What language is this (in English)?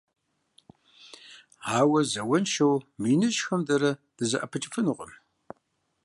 Kabardian